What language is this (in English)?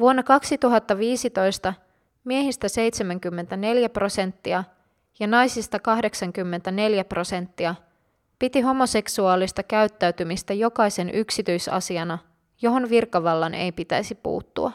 Finnish